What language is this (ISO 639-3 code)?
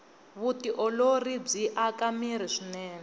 tso